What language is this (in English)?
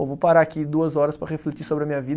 Portuguese